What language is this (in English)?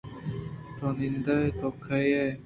Eastern Balochi